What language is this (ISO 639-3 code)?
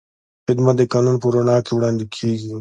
pus